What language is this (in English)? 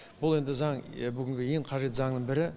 Kazakh